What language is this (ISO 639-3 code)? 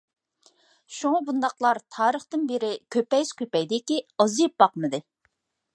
uig